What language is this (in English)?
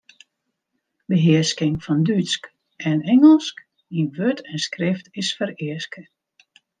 Western Frisian